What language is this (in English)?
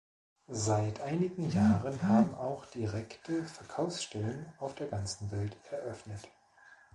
German